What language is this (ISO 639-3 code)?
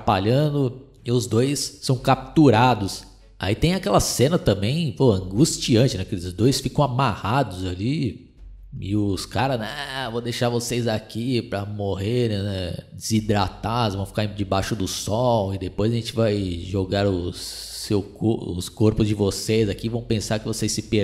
por